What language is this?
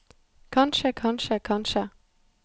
Norwegian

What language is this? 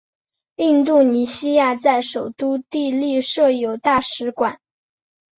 Chinese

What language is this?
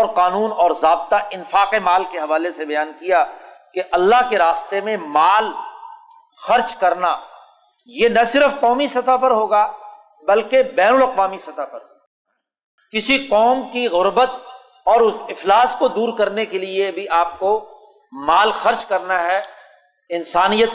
Urdu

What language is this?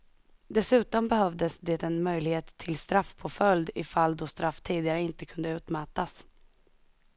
Swedish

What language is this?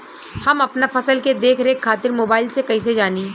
Bhojpuri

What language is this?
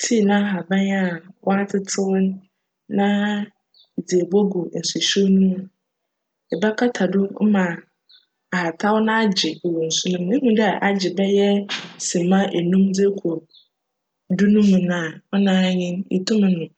Akan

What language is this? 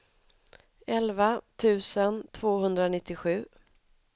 Swedish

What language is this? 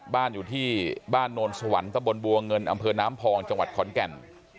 Thai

